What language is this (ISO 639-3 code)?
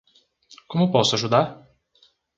por